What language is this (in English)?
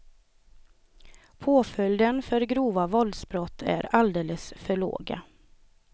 Swedish